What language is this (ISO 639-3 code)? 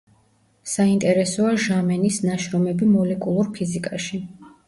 kat